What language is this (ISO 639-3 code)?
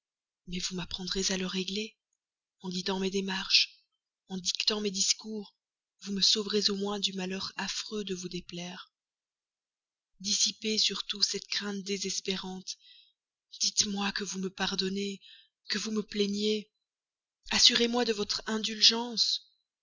fra